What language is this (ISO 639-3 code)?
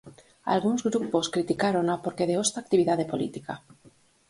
glg